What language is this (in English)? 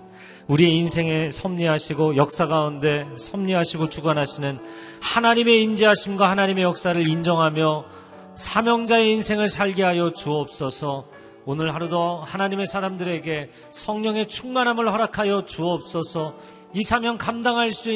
Korean